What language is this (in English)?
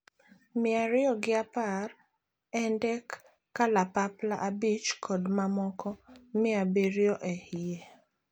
Luo (Kenya and Tanzania)